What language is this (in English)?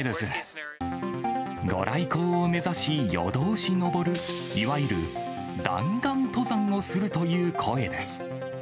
Japanese